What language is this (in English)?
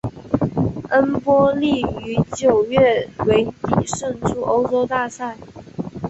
Chinese